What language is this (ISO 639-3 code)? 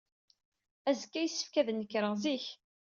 kab